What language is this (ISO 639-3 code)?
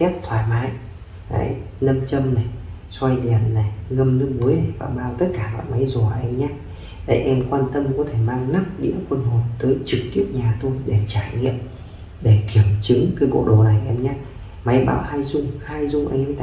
vie